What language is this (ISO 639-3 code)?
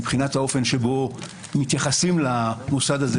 heb